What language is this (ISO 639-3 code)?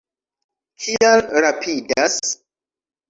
epo